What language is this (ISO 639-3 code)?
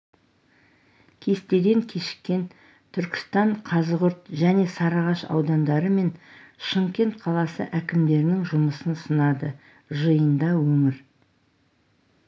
kaz